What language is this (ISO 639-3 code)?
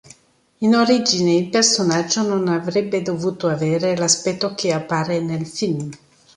ita